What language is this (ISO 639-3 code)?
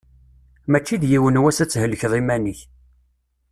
kab